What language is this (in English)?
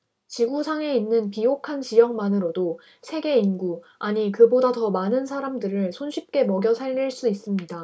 Korean